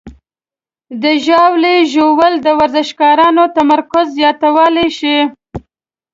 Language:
Pashto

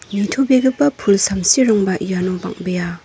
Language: Garo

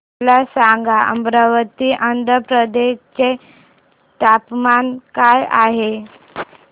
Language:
Marathi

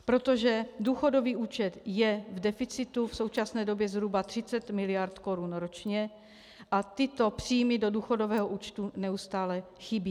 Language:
Czech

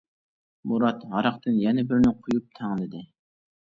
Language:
Uyghur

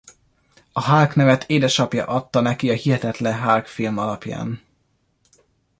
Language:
Hungarian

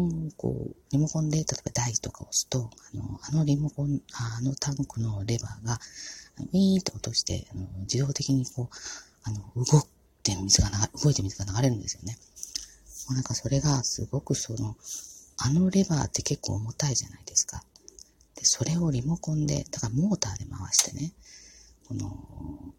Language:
Japanese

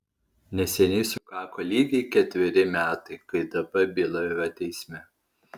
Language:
Lithuanian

